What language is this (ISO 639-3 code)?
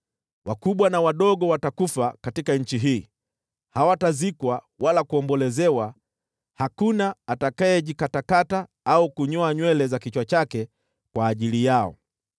swa